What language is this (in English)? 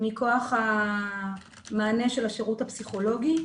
Hebrew